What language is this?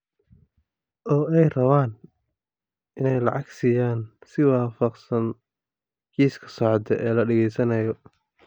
Somali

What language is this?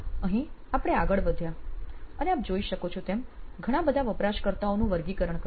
Gujarati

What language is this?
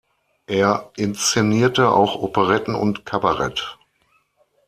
German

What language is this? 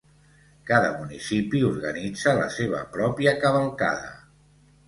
Catalan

